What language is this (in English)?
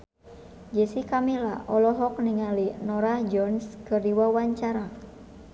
Sundanese